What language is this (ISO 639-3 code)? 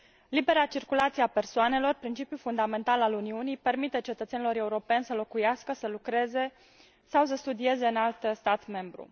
ron